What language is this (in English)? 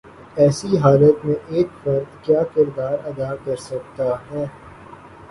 Urdu